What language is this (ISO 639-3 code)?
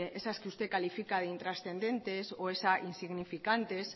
spa